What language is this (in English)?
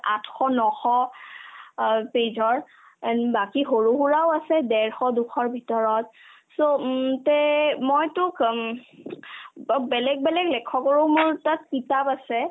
Assamese